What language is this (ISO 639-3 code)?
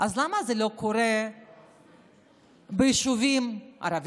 heb